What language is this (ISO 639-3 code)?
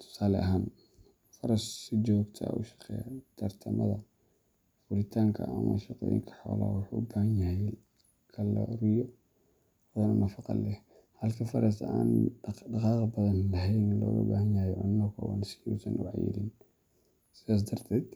som